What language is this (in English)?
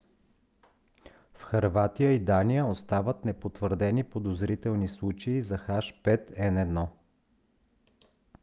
Bulgarian